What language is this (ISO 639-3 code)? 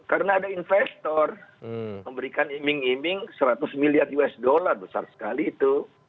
ind